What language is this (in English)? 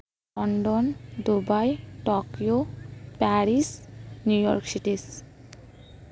Santali